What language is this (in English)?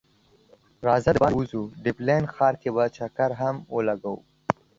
Pashto